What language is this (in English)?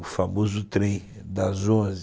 Portuguese